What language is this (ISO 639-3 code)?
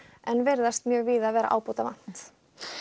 isl